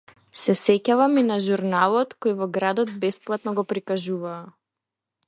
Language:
Macedonian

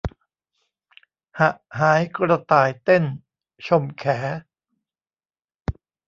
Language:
Thai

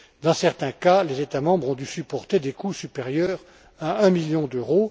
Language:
French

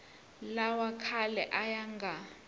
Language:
Tsonga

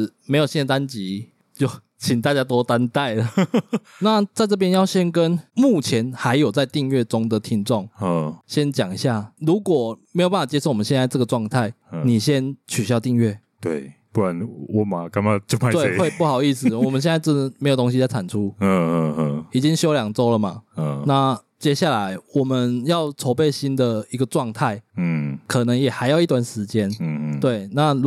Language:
Chinese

